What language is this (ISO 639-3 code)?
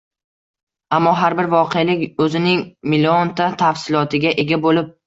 uzb